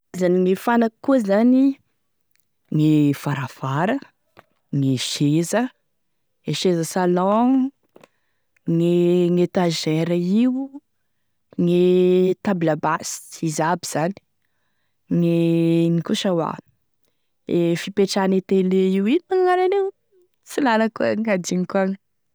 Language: Tesaka Malagasy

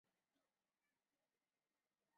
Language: Chinese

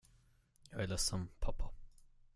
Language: Swedish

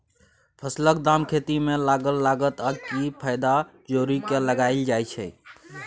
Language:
Maithili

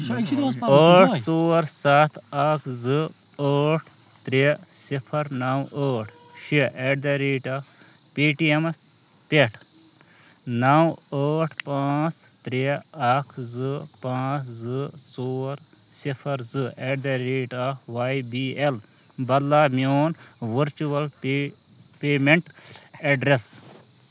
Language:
Kashmiri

